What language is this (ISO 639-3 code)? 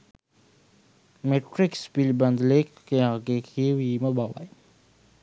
sin